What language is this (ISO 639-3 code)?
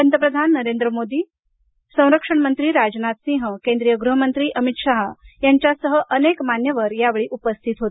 mar